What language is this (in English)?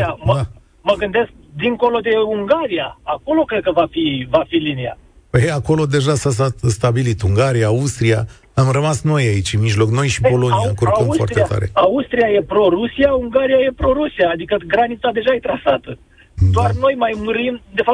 Romanian